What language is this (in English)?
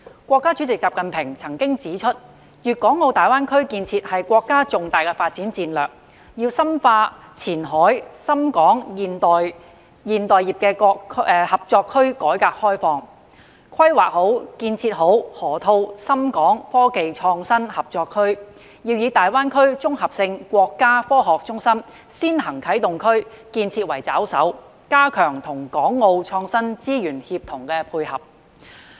Cantonese